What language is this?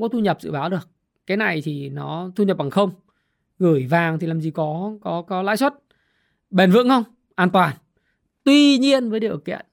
Vietnamese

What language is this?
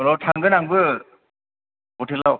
Bodo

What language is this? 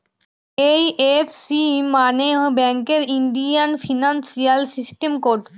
Bangla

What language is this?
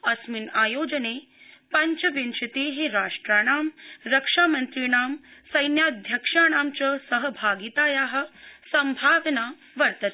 Sanskrit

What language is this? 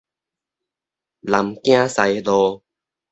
Min Nan Chinese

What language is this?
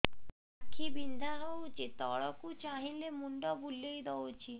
Odia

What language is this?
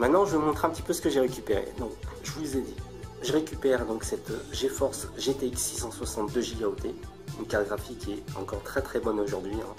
French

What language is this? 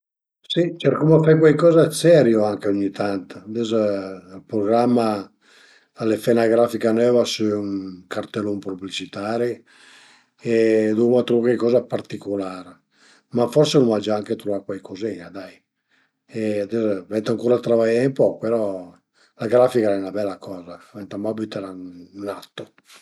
Piedmontese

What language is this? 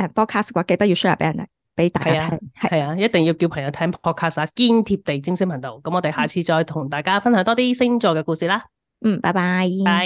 Chinese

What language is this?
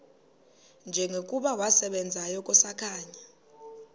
Xhosa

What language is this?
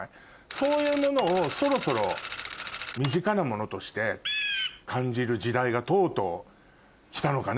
Japanese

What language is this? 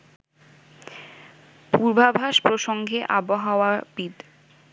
Bangla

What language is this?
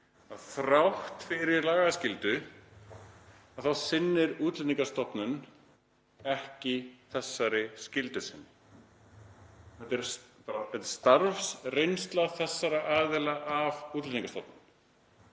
Icelandic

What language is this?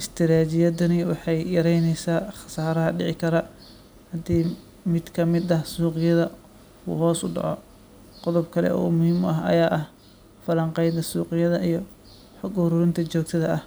Somali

